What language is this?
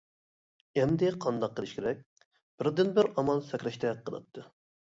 Uyghur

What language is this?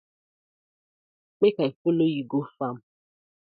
Nigerian Pidgin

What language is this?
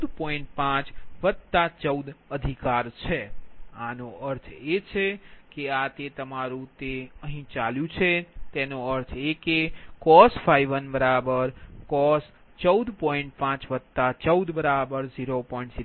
Gujarati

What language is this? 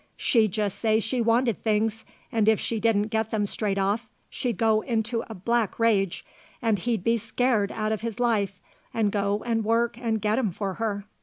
English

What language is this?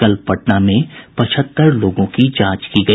Hindi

